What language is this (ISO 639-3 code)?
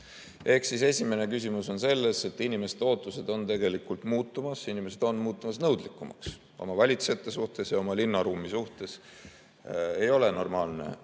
est